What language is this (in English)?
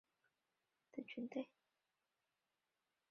Chinese